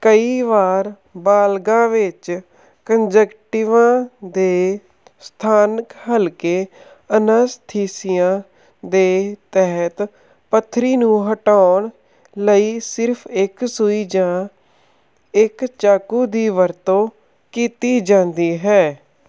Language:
Punjabi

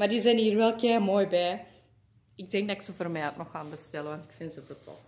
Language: Dutch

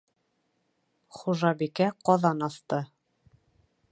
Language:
Bashkir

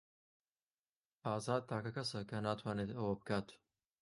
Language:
Central Kurdish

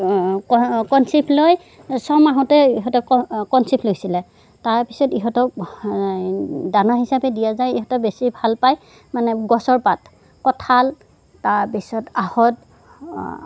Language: Assamese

